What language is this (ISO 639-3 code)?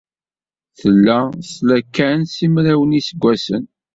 kab